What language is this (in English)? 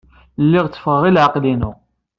Kabyle